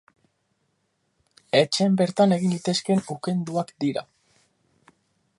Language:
Basque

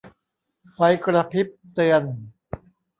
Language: Thai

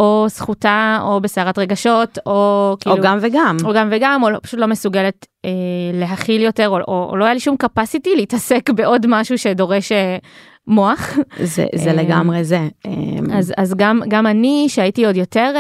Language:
Hebrew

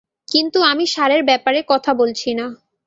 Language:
Bangla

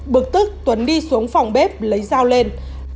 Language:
Vietnamese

